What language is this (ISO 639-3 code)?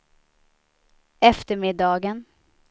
swe